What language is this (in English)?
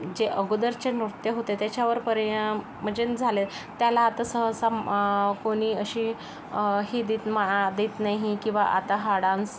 Marathi